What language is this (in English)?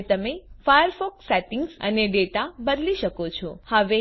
Gujarati